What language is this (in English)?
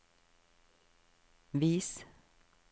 Norwegian